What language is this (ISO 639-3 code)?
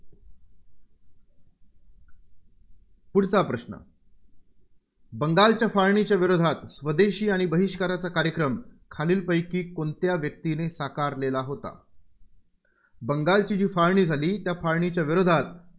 mar